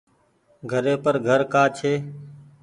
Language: Goaria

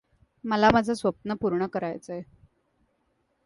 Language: Marathi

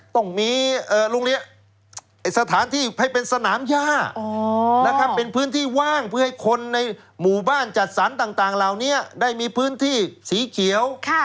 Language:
Thai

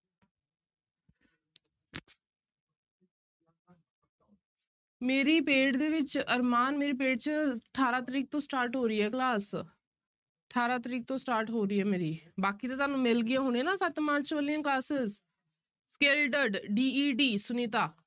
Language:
Punjabi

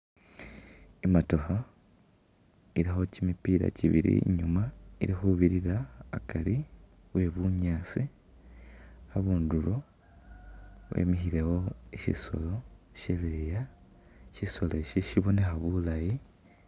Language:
Masaaba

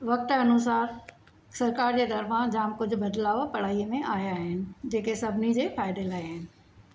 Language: Sindhi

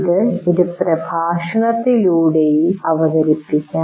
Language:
Malayalam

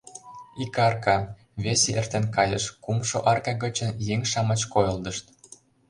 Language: Mari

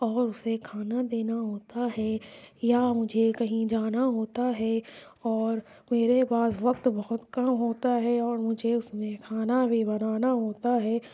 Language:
Urdu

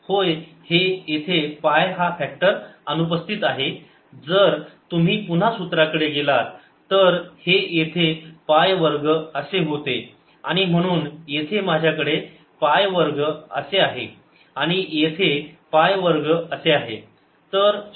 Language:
Marathi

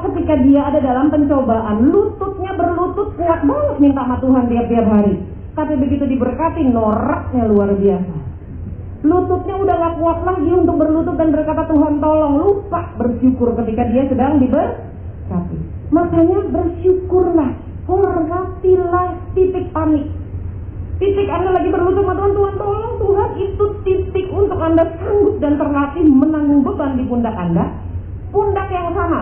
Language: Indonesian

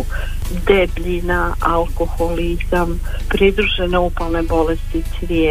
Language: Croatian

